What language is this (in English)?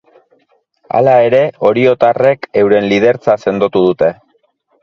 Basque